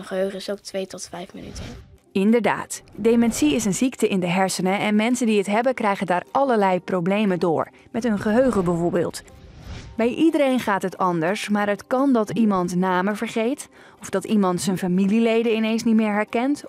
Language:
Dutch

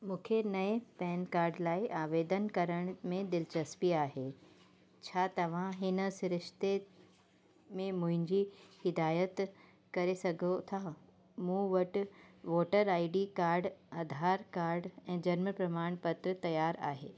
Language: Sindhi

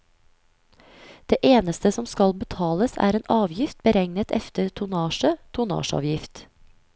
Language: Norwegian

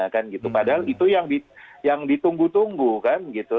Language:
Indonesian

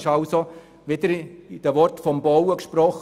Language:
Swiss German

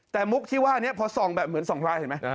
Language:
Thai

